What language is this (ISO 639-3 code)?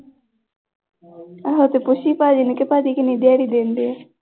pan